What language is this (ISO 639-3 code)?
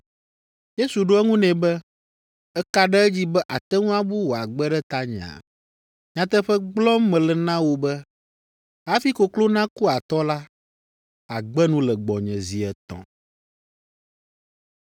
ewe